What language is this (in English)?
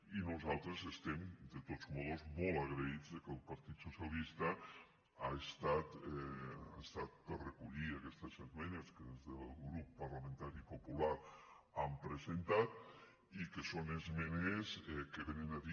Catalan